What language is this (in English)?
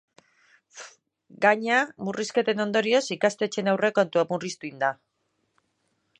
Basque